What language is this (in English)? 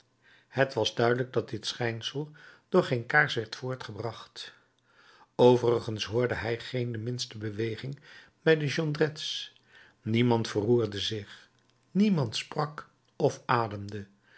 Dutch